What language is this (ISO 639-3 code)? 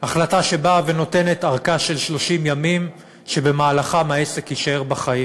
heb